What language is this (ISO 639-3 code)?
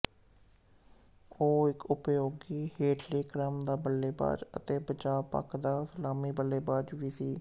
pan